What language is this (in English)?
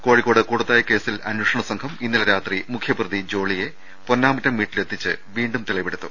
Malayalam